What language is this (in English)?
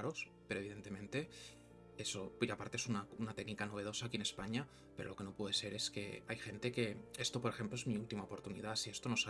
Spanish